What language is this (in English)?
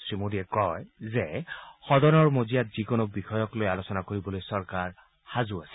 Assamese